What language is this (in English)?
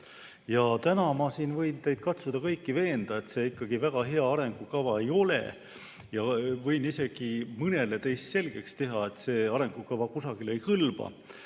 Estonian